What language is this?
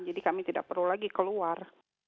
Indonesian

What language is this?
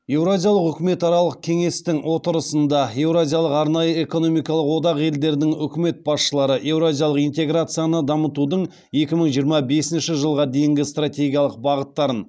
Kazakh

